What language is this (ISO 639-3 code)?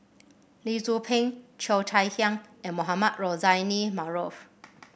eng